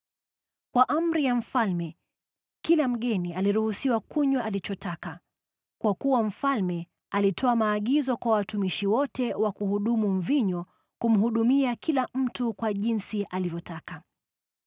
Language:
Swahili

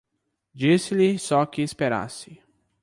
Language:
Portuguese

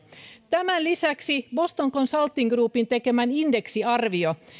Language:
Finnish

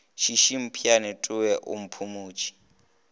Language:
Northern Sotho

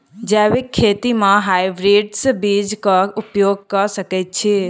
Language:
Maithili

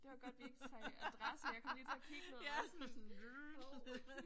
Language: Danish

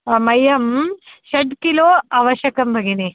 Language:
Sanskrit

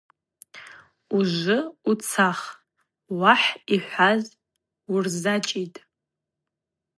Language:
Abaza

